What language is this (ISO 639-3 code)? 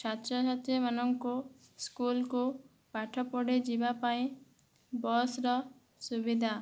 ori